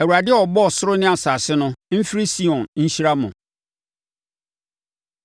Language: Akan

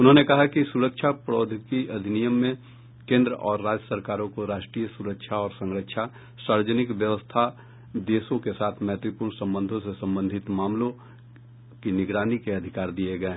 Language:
Hindi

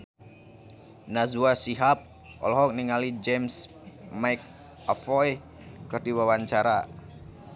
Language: Sundanese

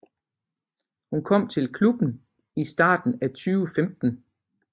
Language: Danish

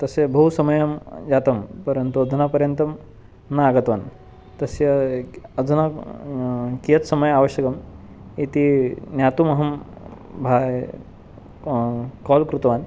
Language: Sanskrit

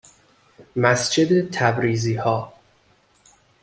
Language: Persian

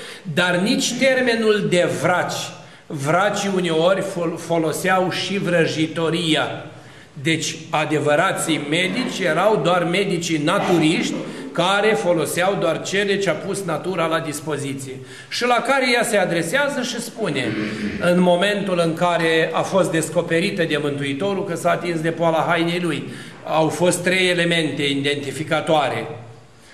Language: Romanian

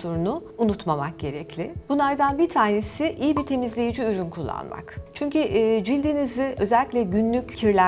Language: Turkish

